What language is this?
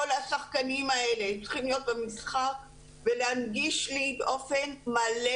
Hebrew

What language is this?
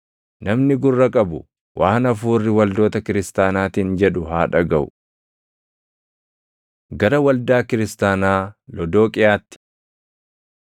Oromo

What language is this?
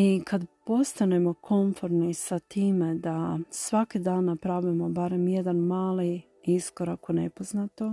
Croatian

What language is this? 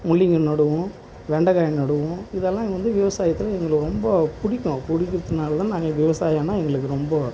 Tamil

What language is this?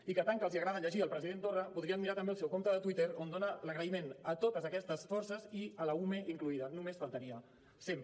Catalan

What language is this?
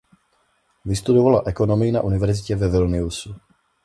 Czech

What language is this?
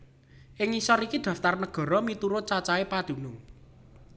Javanese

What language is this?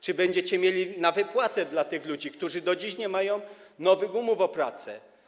Polish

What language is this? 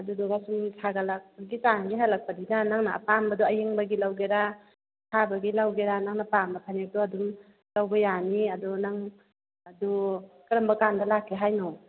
Manipuri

